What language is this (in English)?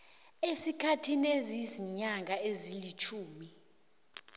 South Ndebele